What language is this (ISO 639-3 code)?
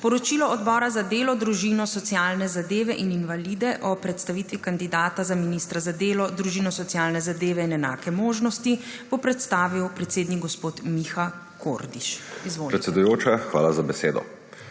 slv